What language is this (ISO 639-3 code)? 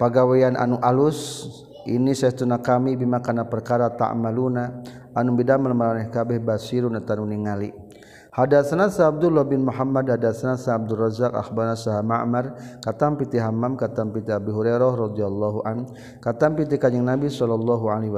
msa